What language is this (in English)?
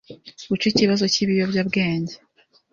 Kinyarwanda